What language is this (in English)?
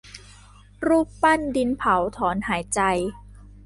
Thai